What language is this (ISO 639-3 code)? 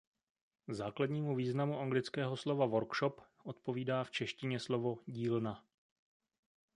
ces